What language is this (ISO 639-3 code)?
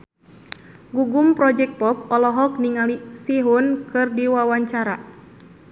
sun